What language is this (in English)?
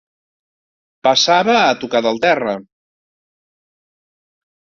Catalan